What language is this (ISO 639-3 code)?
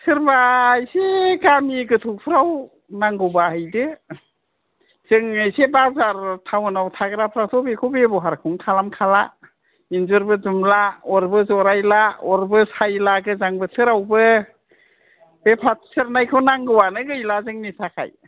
brx